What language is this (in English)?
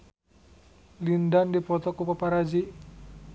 Sundanese